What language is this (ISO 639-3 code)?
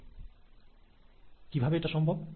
ben